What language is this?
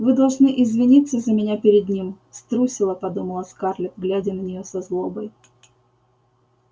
Russian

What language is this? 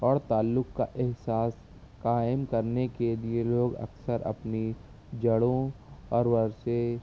Urdu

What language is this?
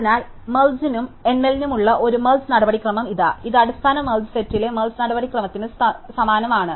Malayalam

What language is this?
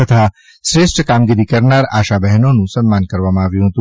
Gujarati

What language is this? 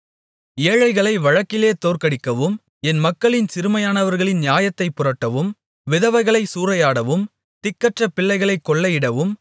Tamil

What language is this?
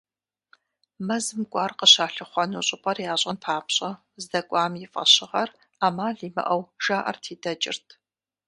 Kabardian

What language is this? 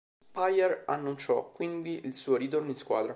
Italian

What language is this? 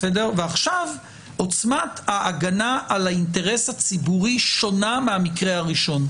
Hebrew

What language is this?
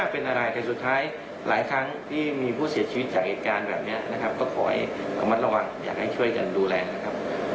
Thai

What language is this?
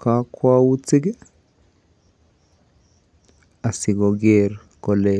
Kalenjin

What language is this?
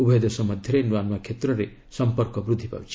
Odia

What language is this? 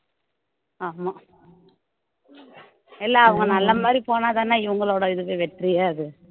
Tamil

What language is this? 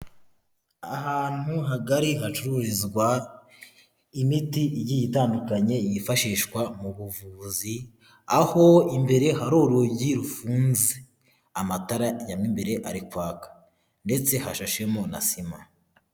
Kinyarwanda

